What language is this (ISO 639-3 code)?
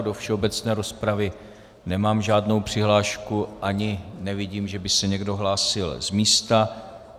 ces